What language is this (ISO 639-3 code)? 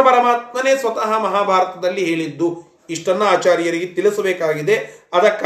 kan